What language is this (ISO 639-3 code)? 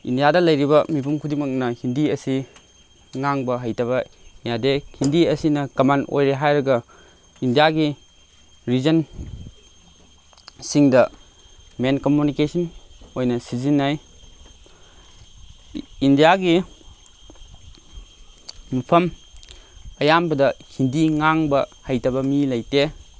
mni